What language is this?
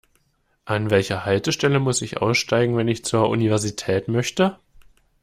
German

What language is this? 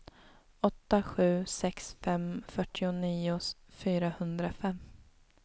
Swedish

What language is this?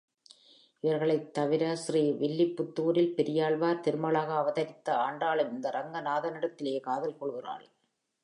Tamil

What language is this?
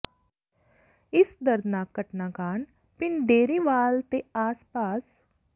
Punjabi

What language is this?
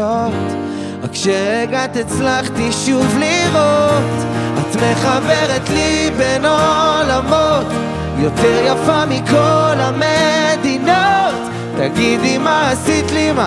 Hebrew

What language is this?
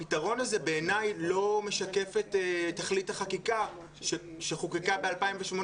Hebrew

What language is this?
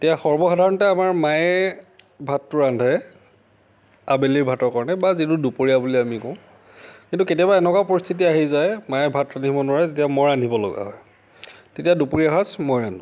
Assamese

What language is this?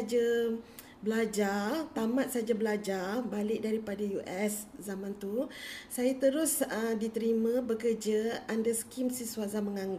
Malay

